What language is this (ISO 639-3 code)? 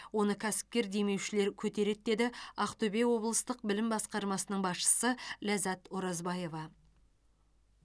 kaz